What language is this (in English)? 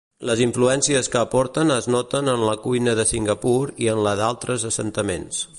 Catalan